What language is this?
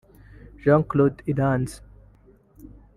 Kinyarwanda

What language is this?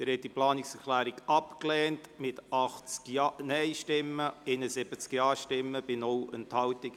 Swiss German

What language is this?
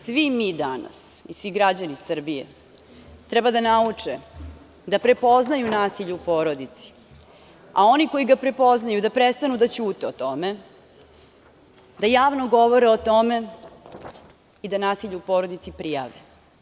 Serbian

